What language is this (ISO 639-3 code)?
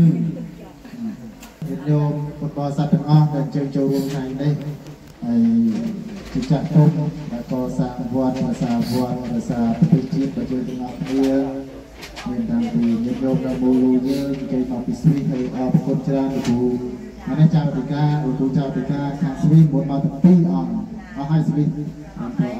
tha